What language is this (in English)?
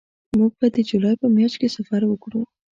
Pashto